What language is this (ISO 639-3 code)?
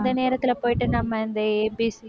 tam